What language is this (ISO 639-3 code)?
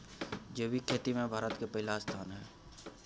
mai